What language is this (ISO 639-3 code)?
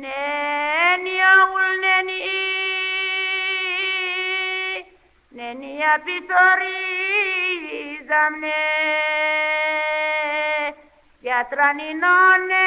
ell